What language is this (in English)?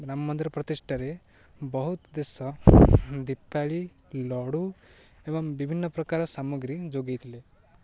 Odia